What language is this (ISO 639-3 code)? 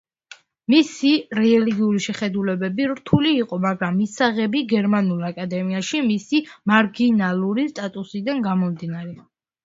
kat